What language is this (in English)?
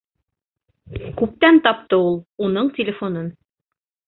Bashkir